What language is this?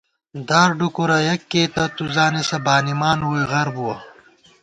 Gawar-Bati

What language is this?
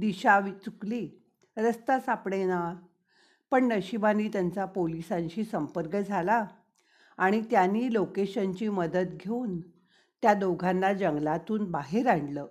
Marathi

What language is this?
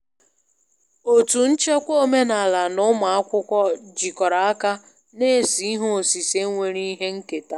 Igbo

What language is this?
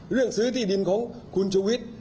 Thai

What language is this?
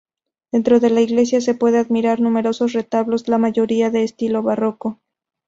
Spanish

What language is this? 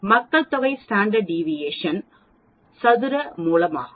Tamil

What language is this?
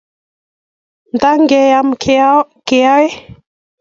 Kalenjin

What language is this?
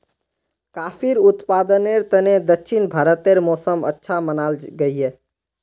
Magahi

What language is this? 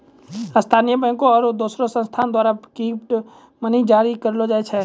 Maithili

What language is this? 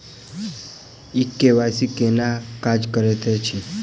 Maithili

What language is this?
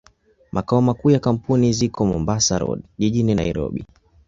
Swahili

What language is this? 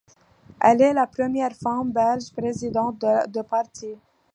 French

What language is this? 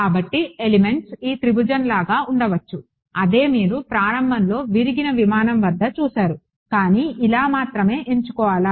Telugu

